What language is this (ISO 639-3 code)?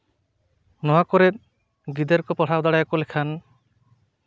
sat